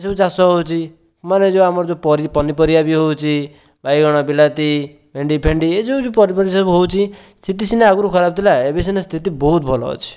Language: Odia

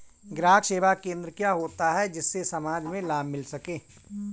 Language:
Hindi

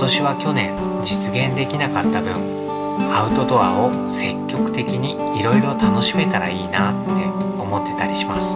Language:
Japanese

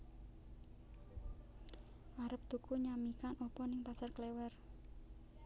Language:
Javanese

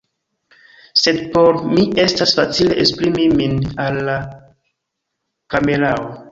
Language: Esperanto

